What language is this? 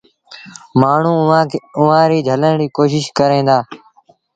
Sindhi Bhil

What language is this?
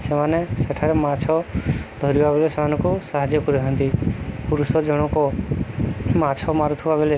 Odia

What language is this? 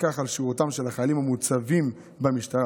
Hebrew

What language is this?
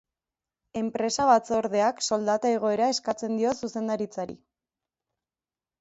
Basque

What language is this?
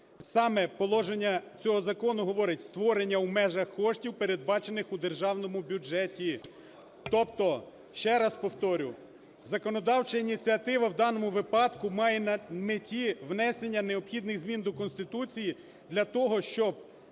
Ukrainian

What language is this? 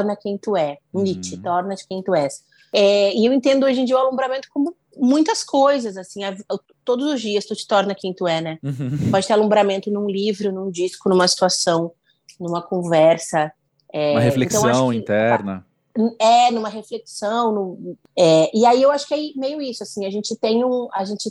Portuguese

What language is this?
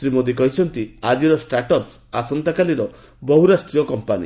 Odia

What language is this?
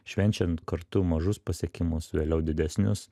Lithuanian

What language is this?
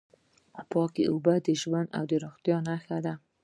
Pashto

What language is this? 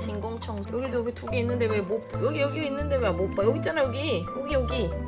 Korean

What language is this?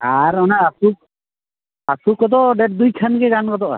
Santali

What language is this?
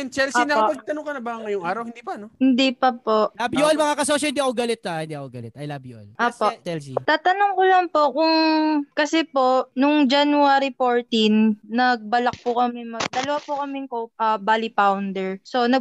Filipino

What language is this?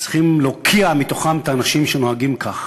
Hebrew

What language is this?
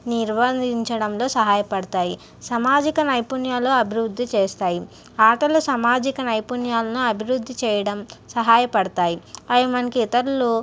Telugu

